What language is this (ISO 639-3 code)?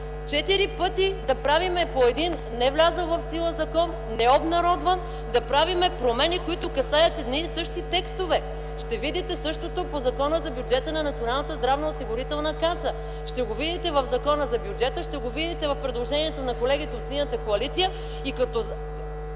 bul